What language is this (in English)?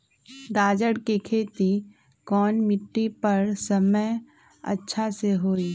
Magahi